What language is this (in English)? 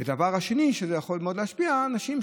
Hebrew